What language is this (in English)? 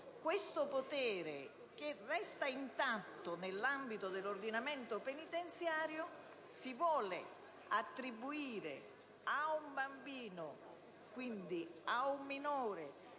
Italian